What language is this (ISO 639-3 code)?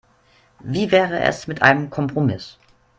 deu